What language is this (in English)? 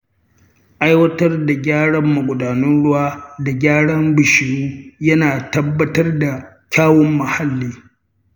Hausa